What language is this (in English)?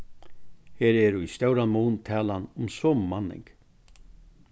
Faroese